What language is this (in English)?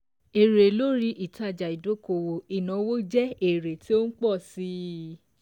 Yoruba